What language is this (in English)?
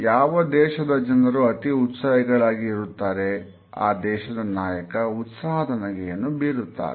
Kannada